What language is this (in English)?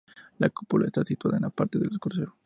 Spanish